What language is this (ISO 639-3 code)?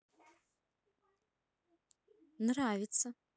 rus